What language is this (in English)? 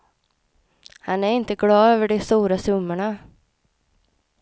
Swedish